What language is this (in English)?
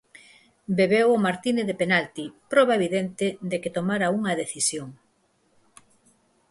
Galician